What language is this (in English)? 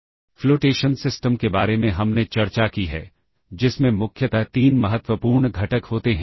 Hindi